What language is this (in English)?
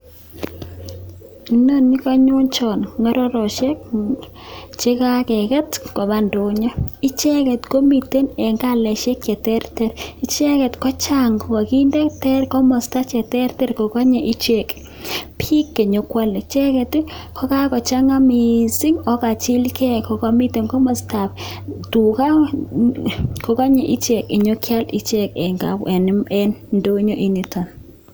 Kalenjin